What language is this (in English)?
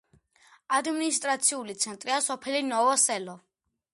Georgian